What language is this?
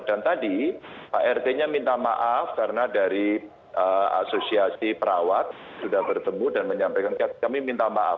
Indonesian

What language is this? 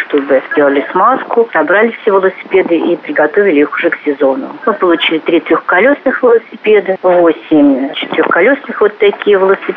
Russian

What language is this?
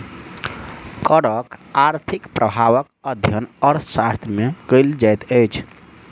Maithili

